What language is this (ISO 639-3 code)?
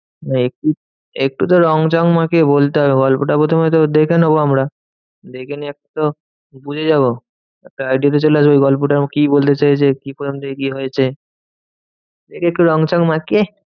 ben